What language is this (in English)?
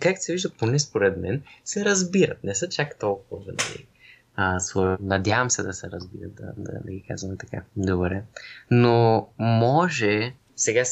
Bulgarian